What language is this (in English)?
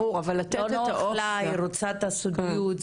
Hebrew